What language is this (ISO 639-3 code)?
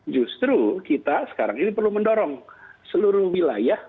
ind